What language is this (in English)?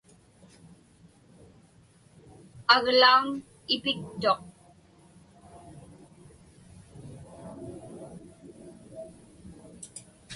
Inupiaq